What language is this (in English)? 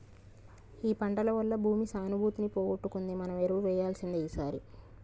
Telugu